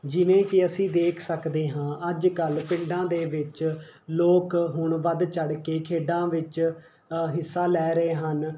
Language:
Punjabi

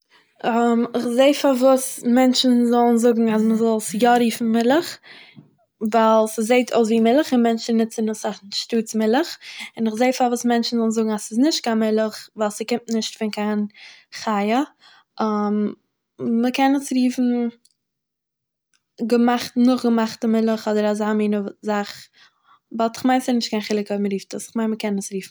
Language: Yiddish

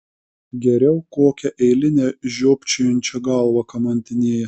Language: Lithuanian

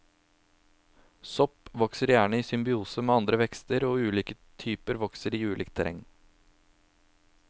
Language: Norwegian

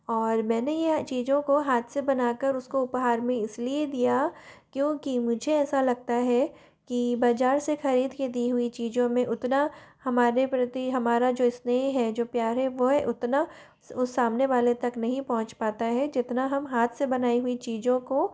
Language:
Hindi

